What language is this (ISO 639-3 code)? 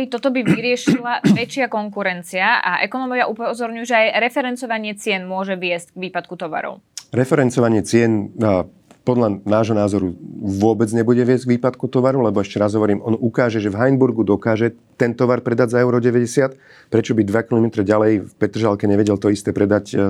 slk